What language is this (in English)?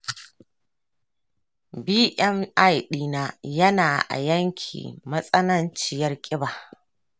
Hausa